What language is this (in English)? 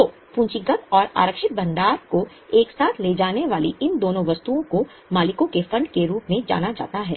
Hindi